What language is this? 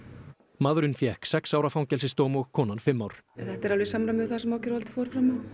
Icelandic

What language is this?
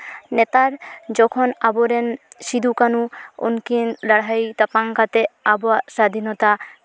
Santali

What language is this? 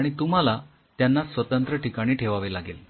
Marathi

